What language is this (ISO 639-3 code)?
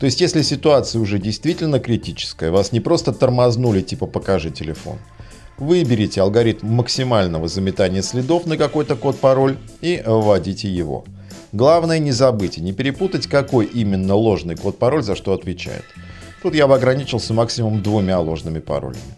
rus